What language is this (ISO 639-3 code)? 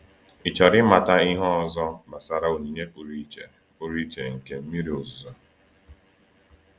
ibo